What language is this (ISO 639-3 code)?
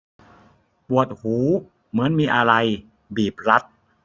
tha